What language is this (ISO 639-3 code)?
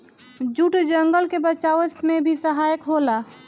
bho